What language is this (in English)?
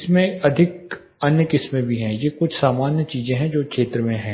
Hindi